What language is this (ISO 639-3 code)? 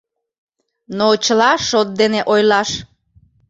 chm